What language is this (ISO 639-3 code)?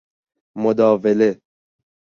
fas